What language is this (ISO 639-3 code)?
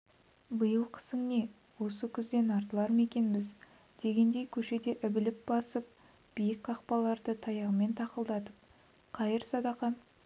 kaz